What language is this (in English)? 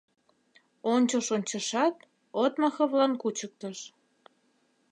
Mari